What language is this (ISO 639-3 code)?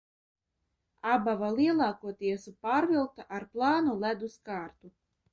lav